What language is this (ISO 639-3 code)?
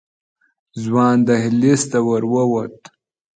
pus